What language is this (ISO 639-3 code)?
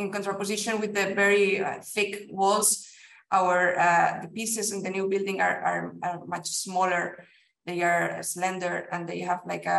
eng